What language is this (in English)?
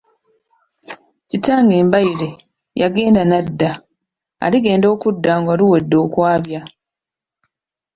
Ganda